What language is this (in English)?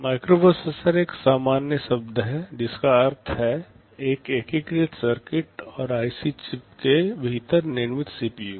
Hindi